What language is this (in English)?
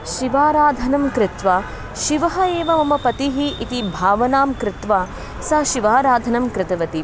Sanskrit